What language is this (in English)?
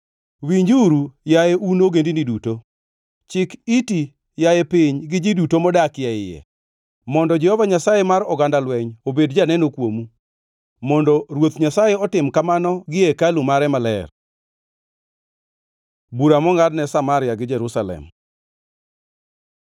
Luo (Kenya and Tanzania)